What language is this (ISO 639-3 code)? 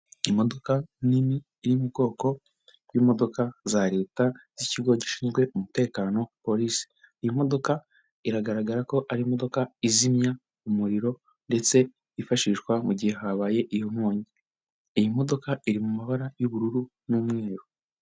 kin